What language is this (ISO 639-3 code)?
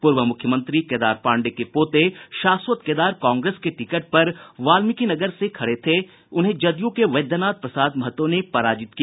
hin